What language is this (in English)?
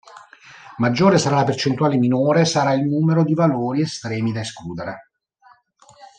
Italian